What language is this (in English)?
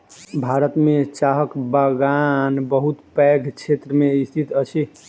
Maithili